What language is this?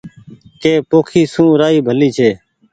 Goaria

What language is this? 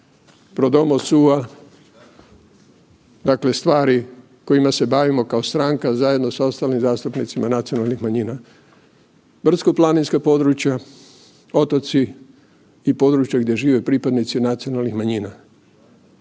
Croatian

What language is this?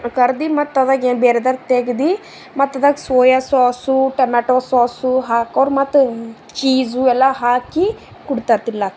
Kannada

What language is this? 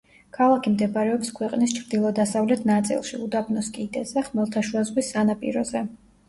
Georgian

